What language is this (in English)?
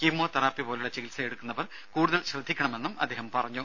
Malayalam